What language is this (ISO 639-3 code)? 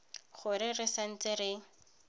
tsn